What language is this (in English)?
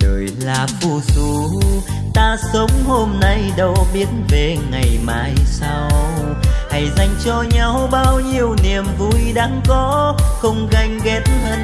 Vietnamese